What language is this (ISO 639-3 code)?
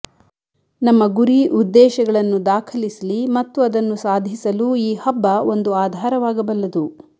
kan